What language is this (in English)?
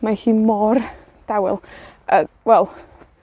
Welsh